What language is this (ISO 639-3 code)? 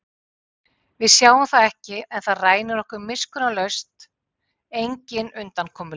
isl